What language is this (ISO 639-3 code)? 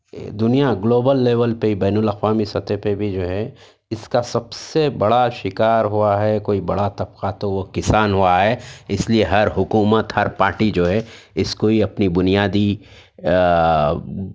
urd